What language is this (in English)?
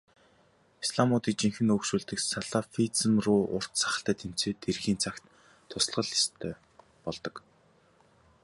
Mongolian